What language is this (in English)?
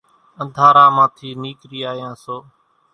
Kachi Koli